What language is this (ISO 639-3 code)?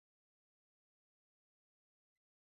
swa